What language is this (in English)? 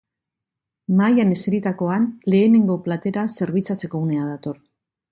Basque